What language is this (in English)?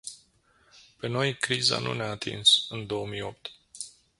Romanian